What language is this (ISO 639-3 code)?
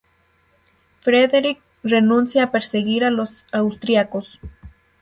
spa